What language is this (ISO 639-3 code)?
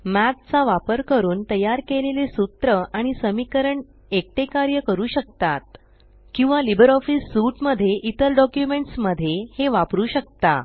mar